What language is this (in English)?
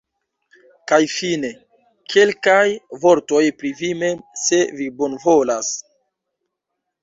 Esperanto